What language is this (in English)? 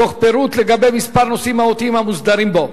Hebrew